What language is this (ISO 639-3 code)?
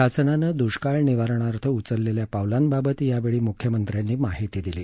mar